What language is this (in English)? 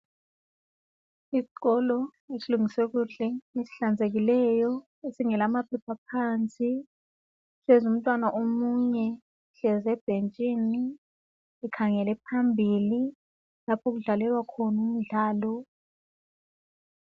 North Ndebele